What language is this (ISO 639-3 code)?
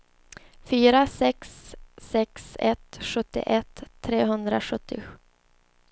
swe